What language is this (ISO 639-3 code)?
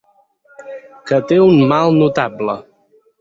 cat